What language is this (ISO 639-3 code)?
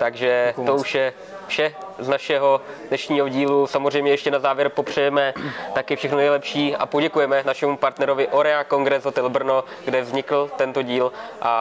ces